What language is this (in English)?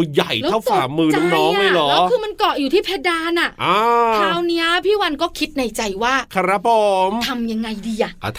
Thai